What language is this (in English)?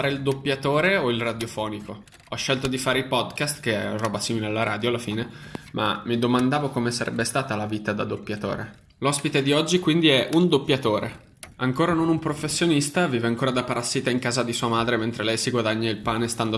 Italian